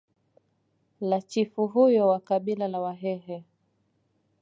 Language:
Swahili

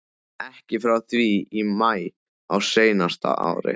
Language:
Icelandic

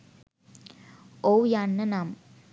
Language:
Sinhala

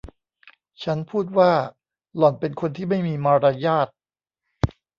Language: Thai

